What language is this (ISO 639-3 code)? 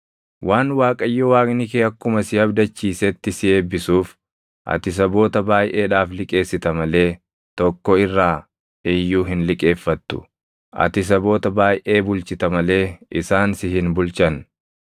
orm